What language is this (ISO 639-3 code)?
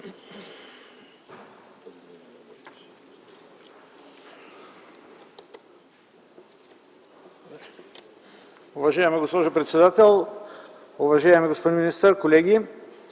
bul